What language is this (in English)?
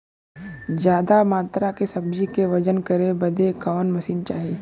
Bhojpuri